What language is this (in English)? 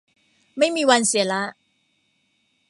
Thai